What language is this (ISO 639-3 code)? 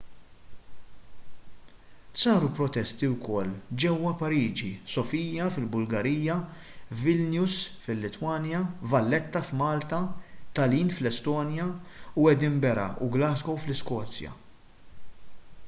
mlt